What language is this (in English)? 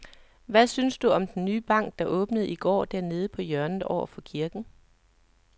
Danish